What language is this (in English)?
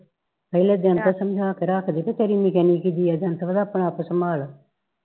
Punjabi